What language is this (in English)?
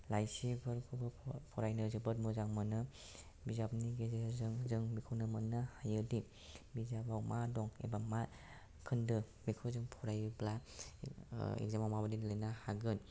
Bodo